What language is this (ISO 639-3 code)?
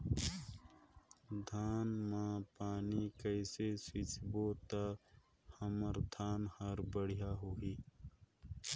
hne